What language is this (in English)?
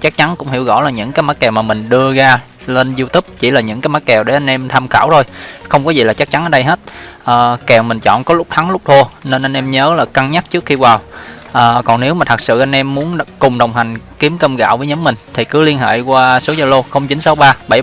Vietnamese